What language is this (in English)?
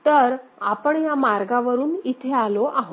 Marathi